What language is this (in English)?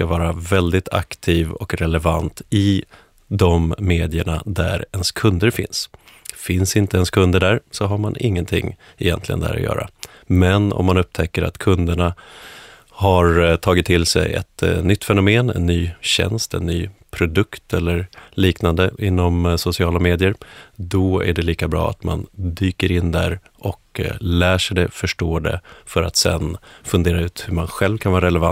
Swedish